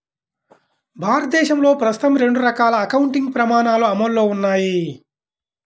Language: Telugu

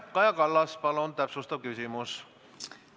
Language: Estonian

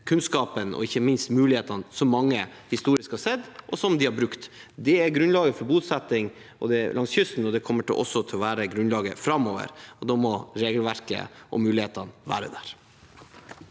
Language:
Norwegian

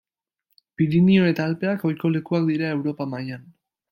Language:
Basque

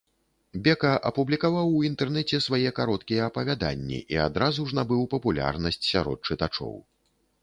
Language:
Belarusian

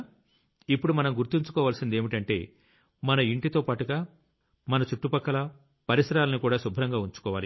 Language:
Telugu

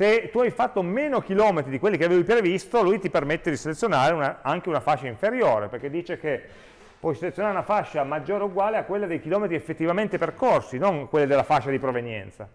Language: Italian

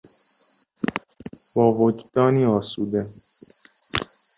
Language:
Persian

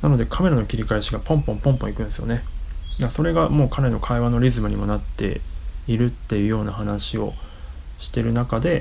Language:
Japanese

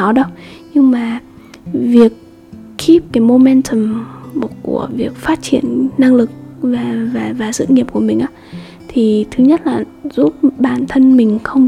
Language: Vietnamese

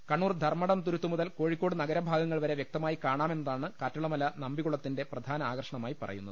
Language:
Malayalam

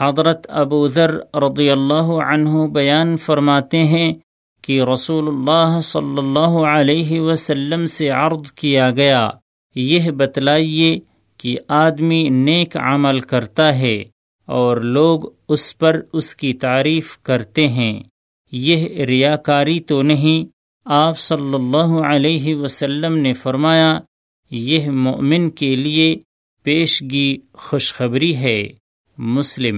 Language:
Urdu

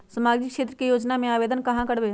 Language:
Magahi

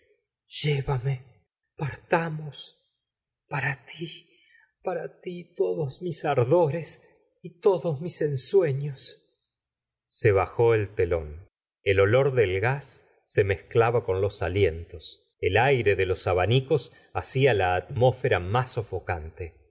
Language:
Spanish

